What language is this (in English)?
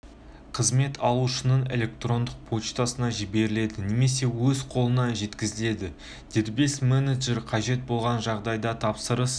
Kazakh